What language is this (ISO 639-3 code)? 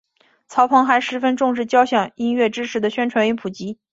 zho